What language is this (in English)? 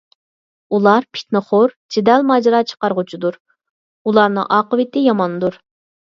Uyghur